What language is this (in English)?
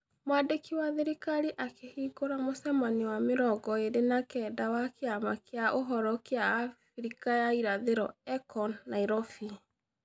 Kikuyu